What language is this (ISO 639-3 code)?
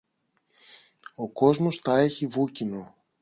ell